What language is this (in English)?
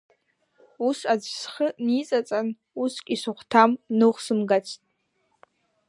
Abkhazian